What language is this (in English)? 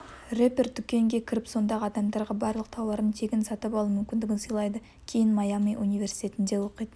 Kazakh